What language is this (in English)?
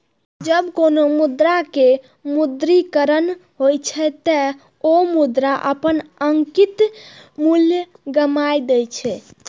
Maithili